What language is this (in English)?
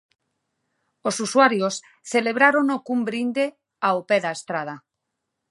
Galician